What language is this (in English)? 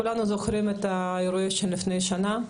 Hebrew